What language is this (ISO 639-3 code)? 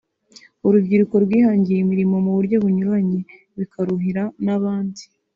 kin